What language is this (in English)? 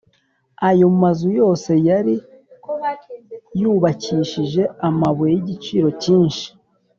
Kinyarwanda